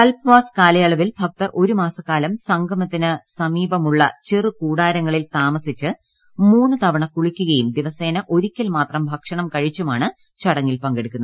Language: Malayalam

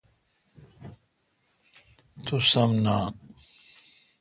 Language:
Kalkoti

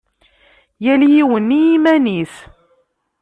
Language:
Kabyle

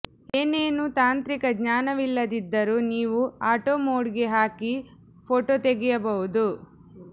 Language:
Kannada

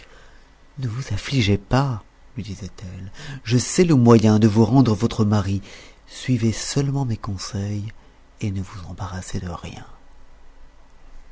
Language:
French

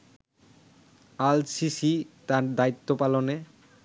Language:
Bangla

